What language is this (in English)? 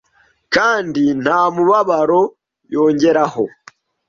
Kinyarwanda